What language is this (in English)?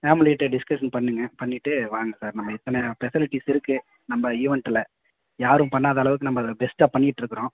Tamil